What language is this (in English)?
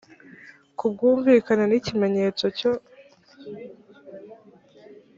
Kinyarwanda